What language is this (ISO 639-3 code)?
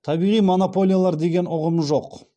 kaz